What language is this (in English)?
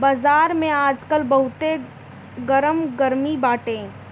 Bhojpuri